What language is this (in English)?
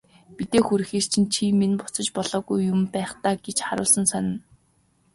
Mongolian